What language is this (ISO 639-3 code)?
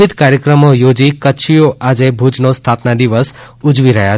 guj